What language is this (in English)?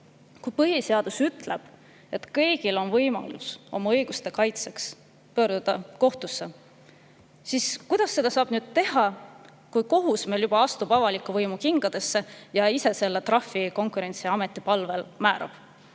Estonian